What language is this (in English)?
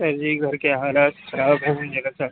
Urdu